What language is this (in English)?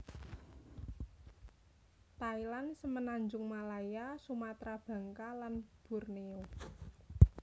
Javanese